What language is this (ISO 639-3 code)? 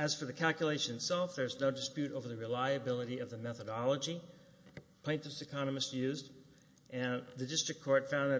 eng